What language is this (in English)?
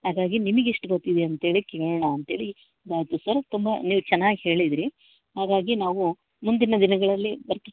Kannada